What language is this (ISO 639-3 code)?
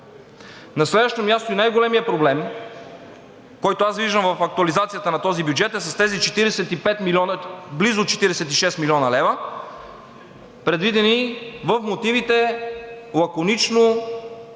bul